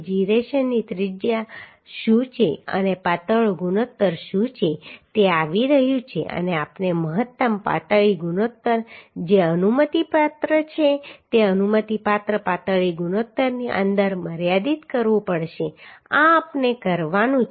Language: Gujarati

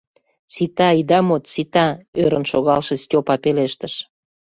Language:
Mari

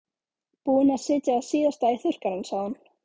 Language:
Icelandic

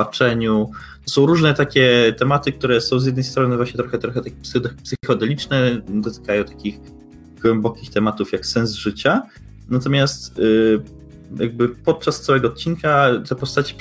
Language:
Polish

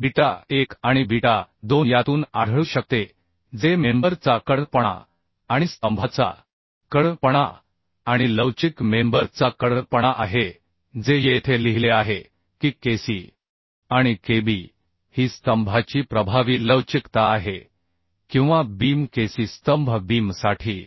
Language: Marathi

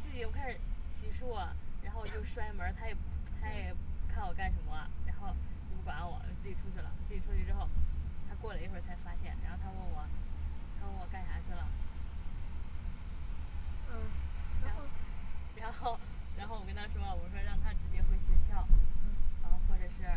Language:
Chinese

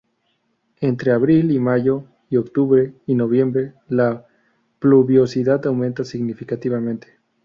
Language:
Spanish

